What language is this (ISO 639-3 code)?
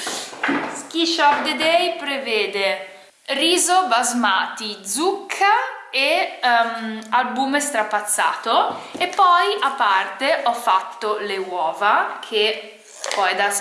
ita